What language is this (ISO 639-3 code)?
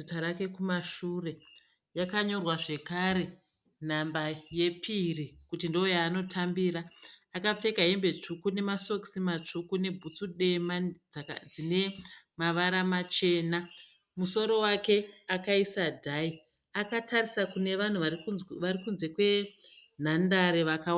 sna